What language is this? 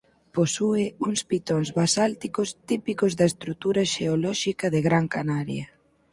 Galician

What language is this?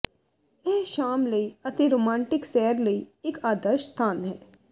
Punjabi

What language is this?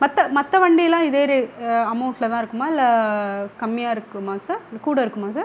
Tamil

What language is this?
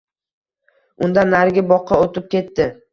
Uzbek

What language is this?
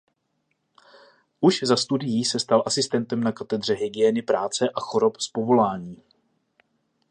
Czech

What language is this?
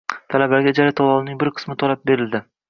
Uzbek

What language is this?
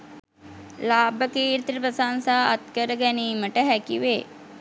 Sinhala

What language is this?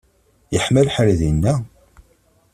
Kabyle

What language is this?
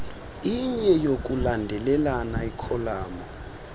Xhosa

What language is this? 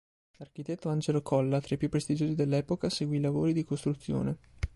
Italian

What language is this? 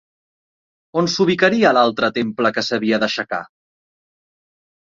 Catalan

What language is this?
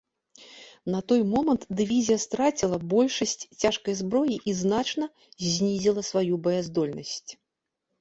Belarusian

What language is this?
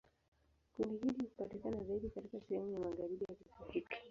Swahili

